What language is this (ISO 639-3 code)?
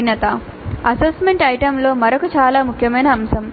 tel